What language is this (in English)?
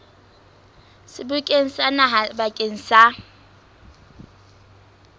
Southern Sotho